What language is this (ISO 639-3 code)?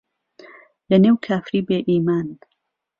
ckb